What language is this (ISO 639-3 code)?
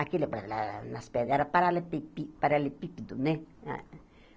por